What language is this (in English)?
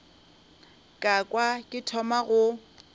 Northern Sotho